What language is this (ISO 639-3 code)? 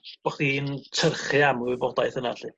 cym